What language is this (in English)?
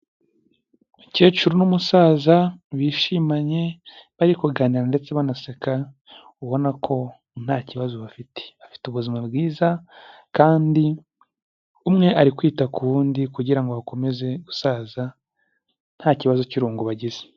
Kinyarwanda